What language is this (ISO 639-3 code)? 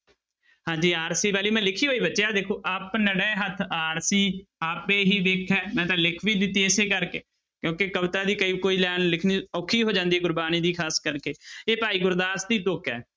pan